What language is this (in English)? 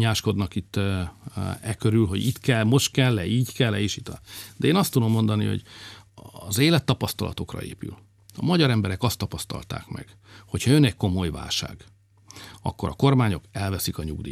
Hungarian